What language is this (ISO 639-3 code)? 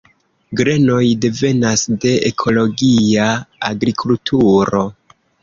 epo